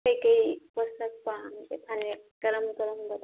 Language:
Manipuri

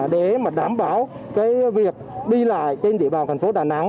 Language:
Vietnamese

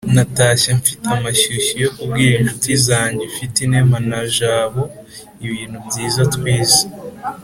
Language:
Kinyarwanda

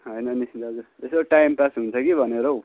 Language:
Nepali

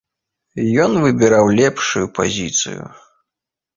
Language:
Belarusian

